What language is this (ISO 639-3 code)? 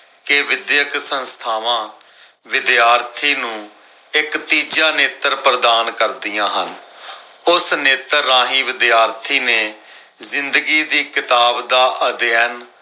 pan